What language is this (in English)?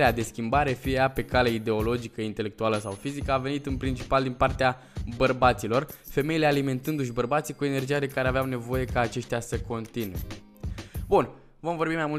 Romanian